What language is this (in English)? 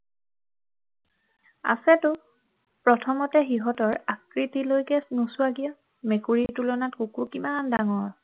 Assamese